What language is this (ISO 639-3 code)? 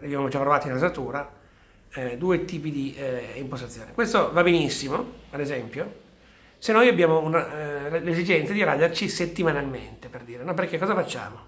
ita